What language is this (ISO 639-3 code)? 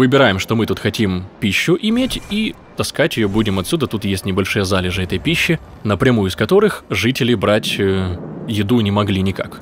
rus